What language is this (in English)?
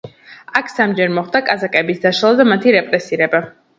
Georgian